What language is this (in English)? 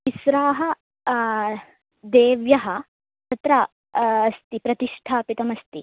Sanskrit